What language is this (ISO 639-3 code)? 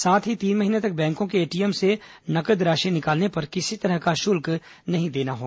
hin